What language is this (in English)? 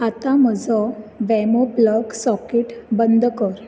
Konkani